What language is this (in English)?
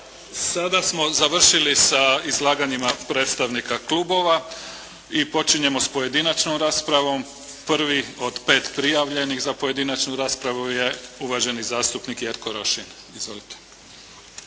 Croatian